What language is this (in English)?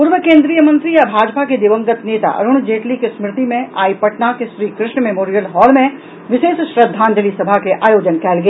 Maithili